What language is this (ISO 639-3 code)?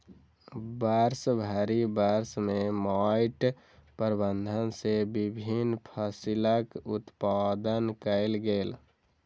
mai